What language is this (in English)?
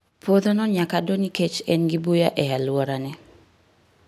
Luo (Kenya and Tanzania)